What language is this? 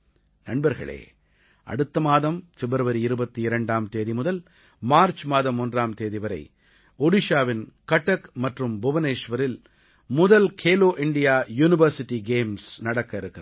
Tamil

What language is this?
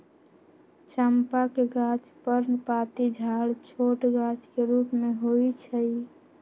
Magahi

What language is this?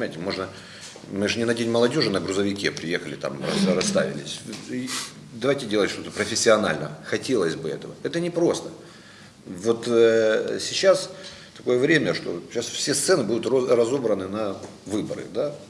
Russian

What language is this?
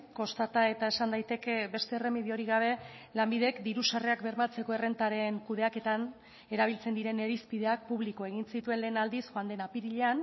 Basque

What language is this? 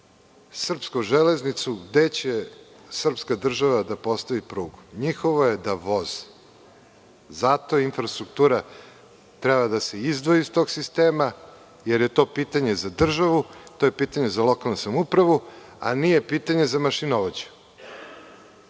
Serbian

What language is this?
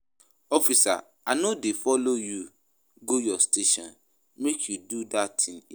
Nigerian Pidgin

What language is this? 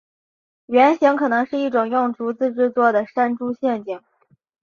Chinese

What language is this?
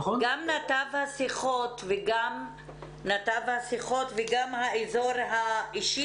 Hebrew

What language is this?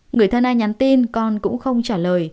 Vietnamese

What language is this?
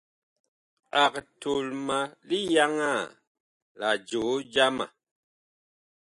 Bakoko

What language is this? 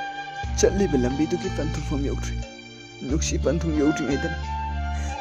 Thai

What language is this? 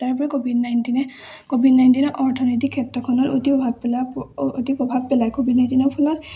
Assamese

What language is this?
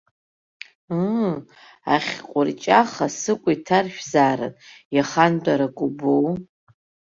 Abkhazian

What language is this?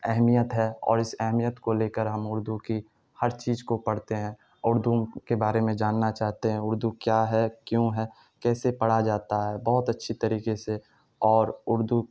Urdu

